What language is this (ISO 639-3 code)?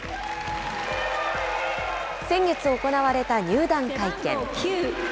jpn